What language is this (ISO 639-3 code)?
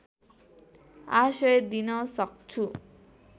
nep